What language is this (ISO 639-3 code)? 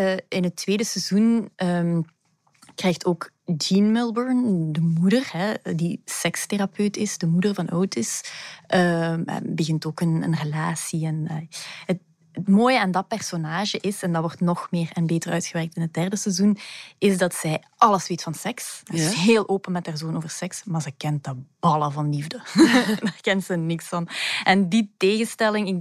nld